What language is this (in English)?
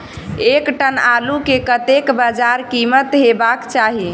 Maithili